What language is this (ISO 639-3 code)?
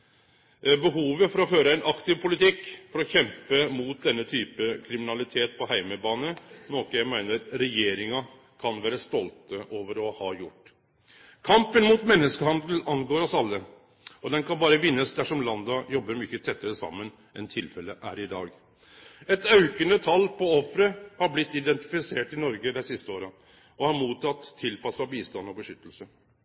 nno